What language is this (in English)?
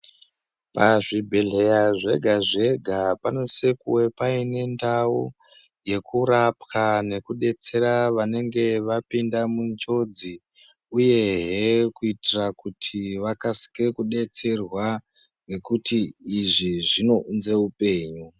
Ndau